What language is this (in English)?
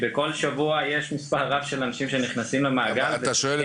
Hebrew